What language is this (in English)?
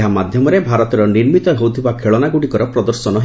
Odia